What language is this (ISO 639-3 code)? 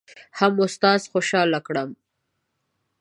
pus